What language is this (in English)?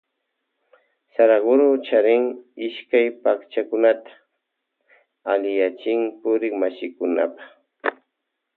Loja Highland Quichua